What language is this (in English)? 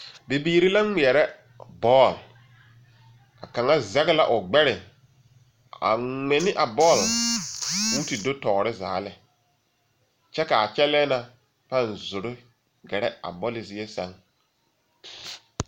Southern Dagaare